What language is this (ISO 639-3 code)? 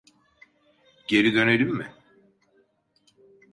tur